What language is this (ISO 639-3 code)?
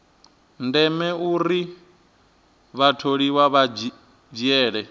ven